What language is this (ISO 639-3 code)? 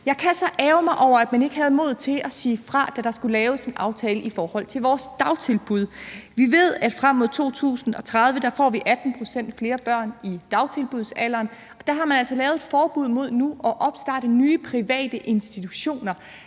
dan